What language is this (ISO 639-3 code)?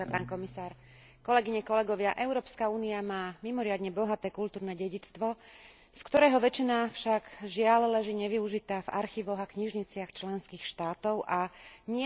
slk